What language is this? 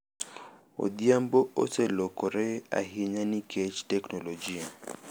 Luo (Kenya and Tanzania)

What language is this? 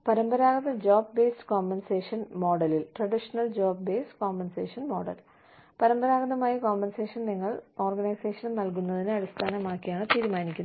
Malayalam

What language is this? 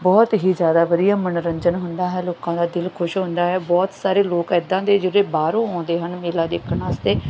Punjabi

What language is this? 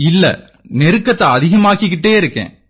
Tamil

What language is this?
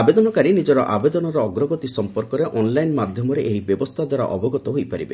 Odia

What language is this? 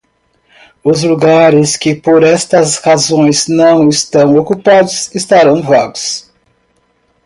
Portuguese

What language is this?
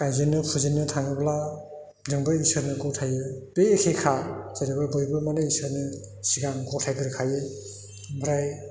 Bodo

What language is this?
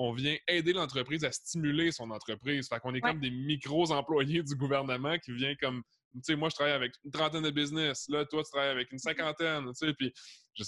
French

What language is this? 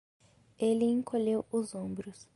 Portuguese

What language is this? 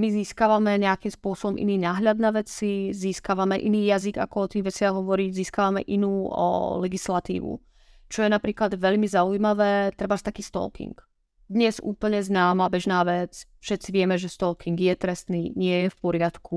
Czech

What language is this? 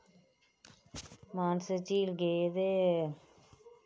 Dogri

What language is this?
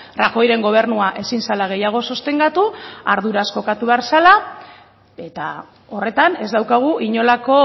Basque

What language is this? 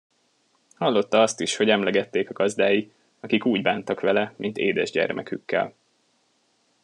Hungarian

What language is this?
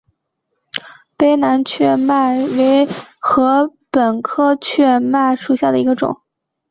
Chinese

